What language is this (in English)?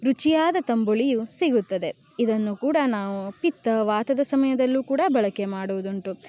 Kannada